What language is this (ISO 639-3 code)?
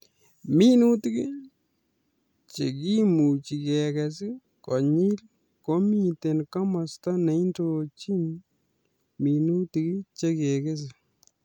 kln